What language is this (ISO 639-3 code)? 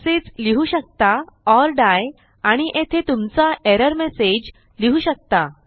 mar